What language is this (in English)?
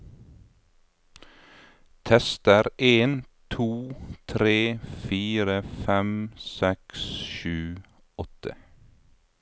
Norwegian